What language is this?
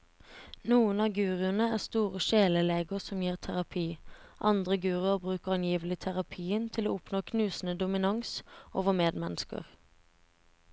Norwegian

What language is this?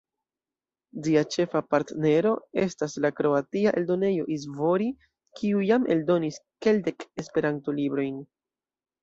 Esperanto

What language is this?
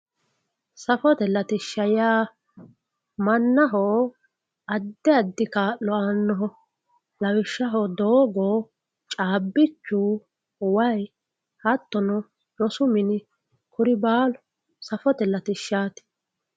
Sidamo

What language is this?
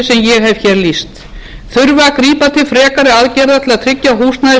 Icelandic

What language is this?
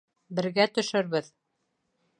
Bashkir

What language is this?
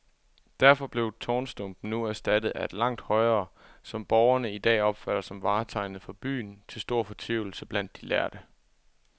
Danish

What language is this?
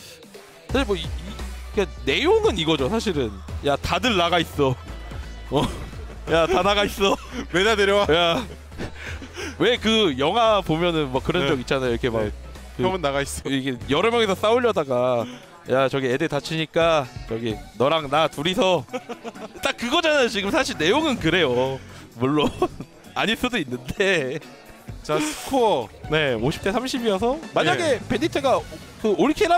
Korean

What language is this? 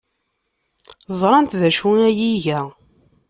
Kabyle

